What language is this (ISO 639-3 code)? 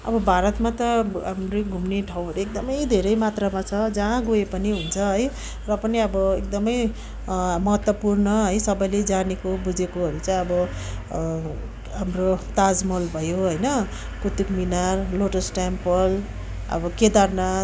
nep